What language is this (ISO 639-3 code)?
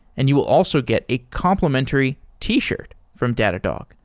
eng